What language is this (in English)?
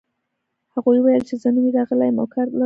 Pashto